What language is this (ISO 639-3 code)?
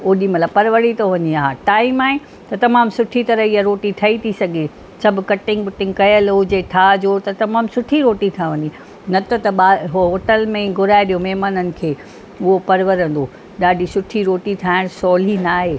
snd